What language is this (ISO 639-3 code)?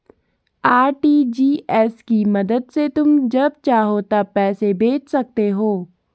hin